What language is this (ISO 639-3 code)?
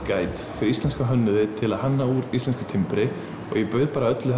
isl